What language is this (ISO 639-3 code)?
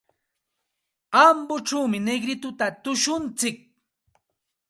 qxt